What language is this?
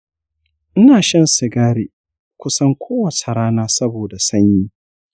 Hausa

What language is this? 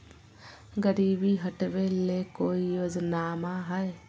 Magahi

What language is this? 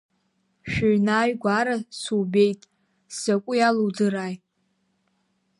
Abkhazian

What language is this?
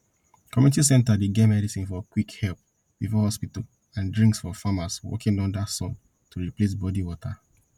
Nigerian Pidgin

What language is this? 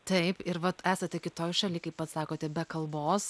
Lithuanian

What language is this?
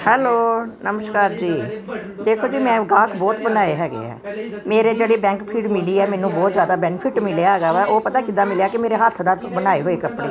Punjabi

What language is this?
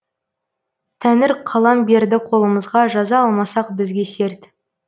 Kazakh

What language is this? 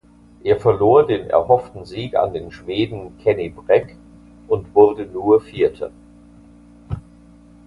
German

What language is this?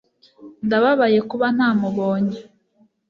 Kinyarwanda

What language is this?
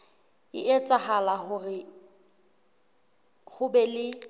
Southern Sotho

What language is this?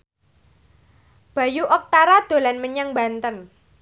Javanese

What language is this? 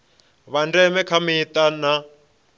Venda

